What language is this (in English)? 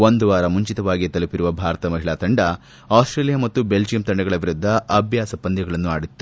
Kannada